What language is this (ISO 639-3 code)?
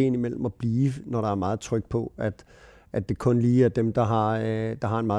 dan